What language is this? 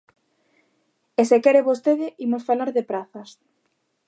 Galician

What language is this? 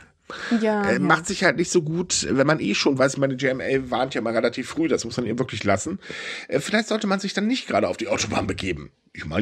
German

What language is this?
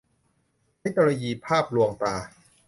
Thai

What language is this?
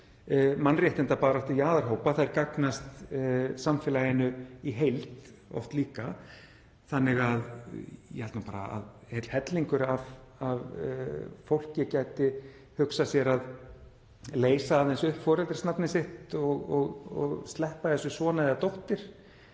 Icelandic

